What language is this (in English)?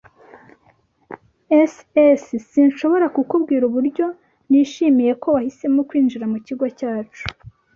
Kinyarwanda